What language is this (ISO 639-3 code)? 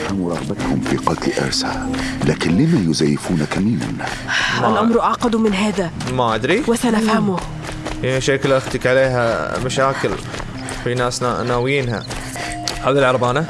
ara